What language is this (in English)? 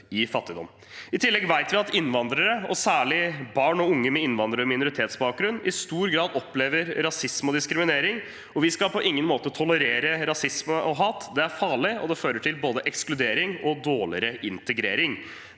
Norwegian